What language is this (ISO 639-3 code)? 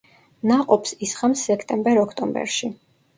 kat